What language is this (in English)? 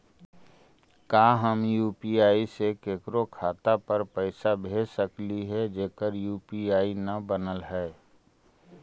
Magahi